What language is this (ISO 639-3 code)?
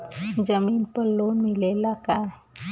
bho